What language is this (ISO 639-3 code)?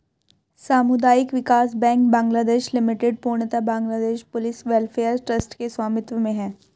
hin